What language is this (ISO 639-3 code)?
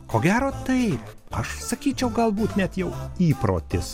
lit